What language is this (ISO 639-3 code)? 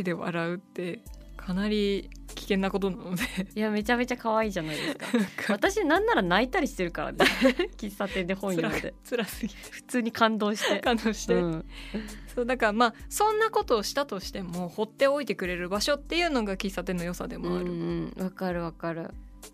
jpn